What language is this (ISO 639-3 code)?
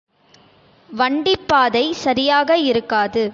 tam